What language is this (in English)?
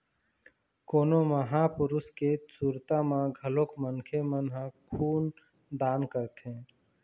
Chhattisgarhi